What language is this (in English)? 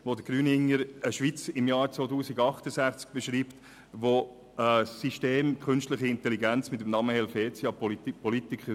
Swiss German